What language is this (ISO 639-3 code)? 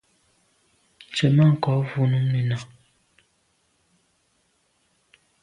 byv